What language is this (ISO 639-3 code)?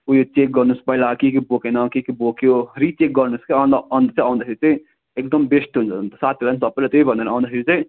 nep